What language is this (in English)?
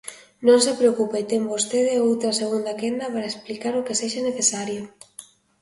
Galician